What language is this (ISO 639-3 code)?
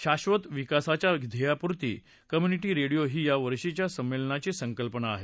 mar